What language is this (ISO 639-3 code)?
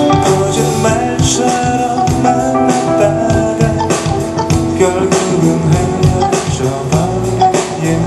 ces